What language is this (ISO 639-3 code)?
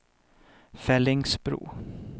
swe